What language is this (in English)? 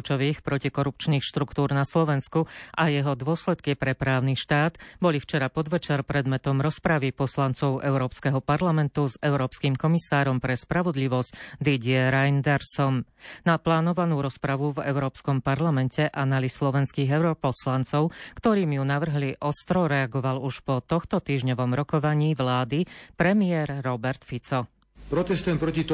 Slovak